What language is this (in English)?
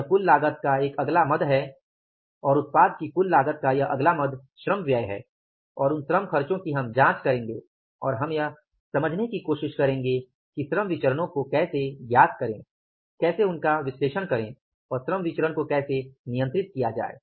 Hindi